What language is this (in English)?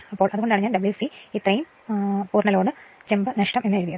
Malayalam